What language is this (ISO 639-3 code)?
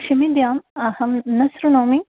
san